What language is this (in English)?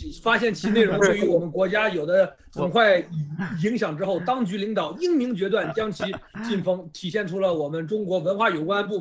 Chinese